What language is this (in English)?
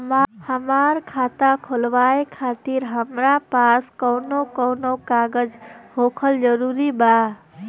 Bhojpuri